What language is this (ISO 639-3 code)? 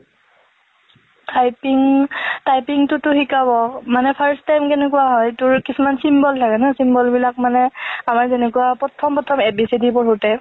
asm